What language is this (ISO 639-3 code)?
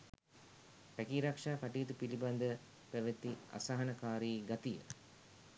sin